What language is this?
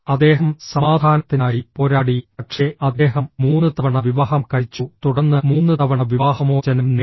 Malayalam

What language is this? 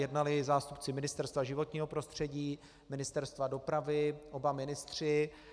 Czech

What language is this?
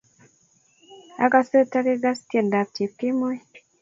Kalenjin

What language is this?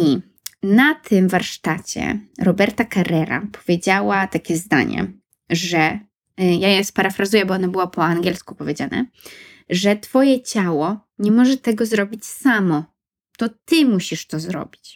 Polish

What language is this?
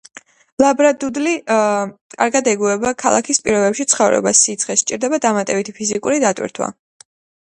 Georgian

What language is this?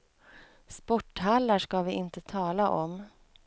Swedish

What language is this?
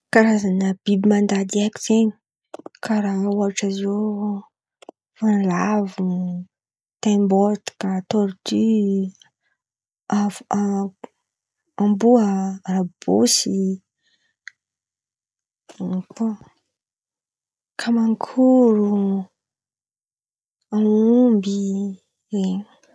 Antankarana Malagasy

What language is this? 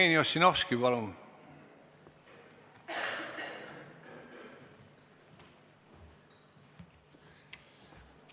Estonian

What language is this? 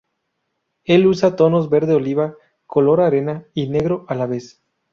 Spanish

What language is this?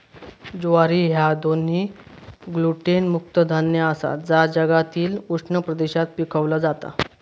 Marathi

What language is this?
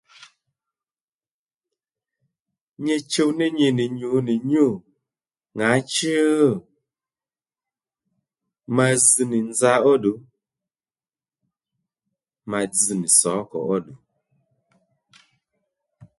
Lendu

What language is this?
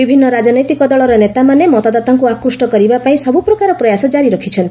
Odia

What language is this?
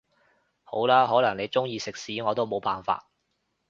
Cantonese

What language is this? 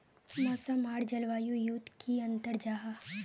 Magahi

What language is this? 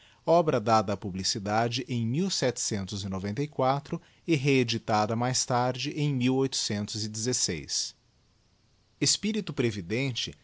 Portuguese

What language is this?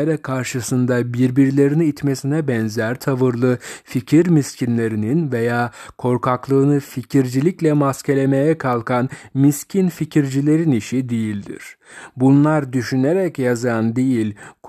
Turkish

